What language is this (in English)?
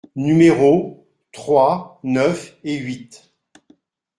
French